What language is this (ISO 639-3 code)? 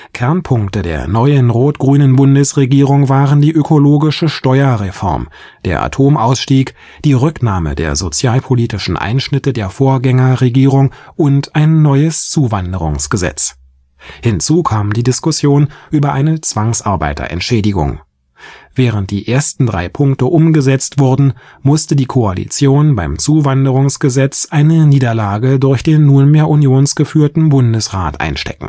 deu